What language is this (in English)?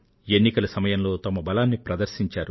Telugu